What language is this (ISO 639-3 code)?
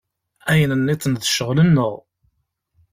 kab